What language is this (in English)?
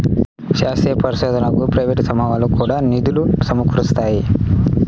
Telugu